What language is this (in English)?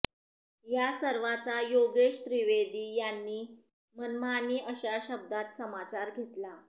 Marathi